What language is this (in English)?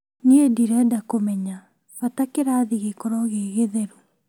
Kikuyu